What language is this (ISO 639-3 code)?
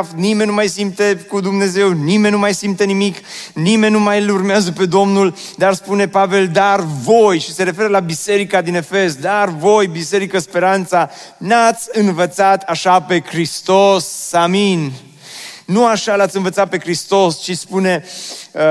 ron